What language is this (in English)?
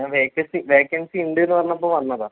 Malayalam